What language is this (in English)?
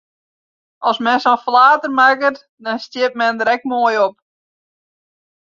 Western Frisian